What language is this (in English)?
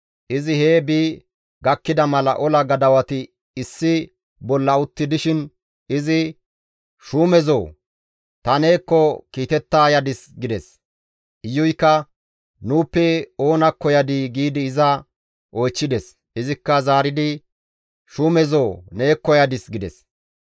Gamo